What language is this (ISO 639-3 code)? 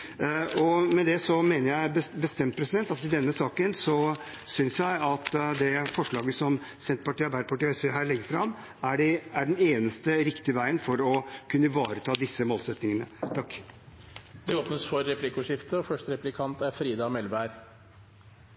nor